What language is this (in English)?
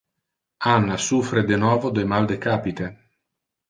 Interlingua